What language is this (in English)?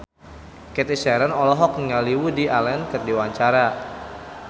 Sundanese